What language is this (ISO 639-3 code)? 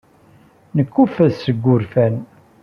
kab